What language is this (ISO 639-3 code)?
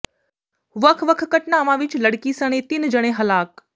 pan